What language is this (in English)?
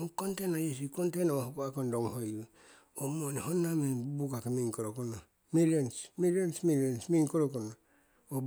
Siwai